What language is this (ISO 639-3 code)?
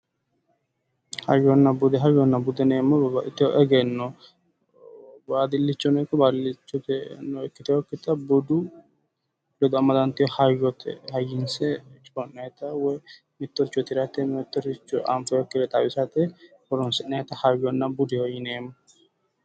sid